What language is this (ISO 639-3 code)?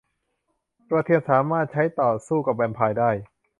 tha